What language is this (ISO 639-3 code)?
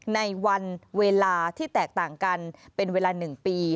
tha